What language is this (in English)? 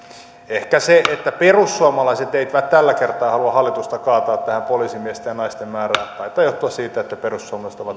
Finnish